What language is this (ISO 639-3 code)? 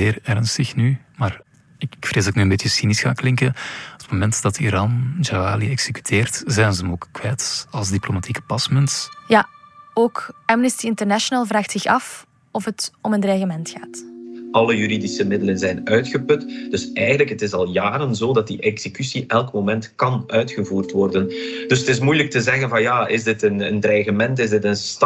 nld